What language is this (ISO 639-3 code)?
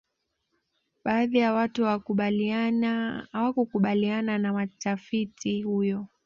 swa